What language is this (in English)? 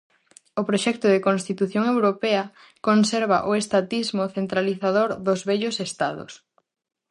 Galician